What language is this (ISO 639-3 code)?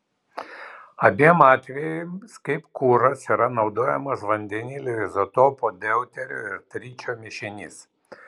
lit